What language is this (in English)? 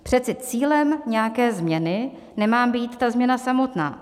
Czech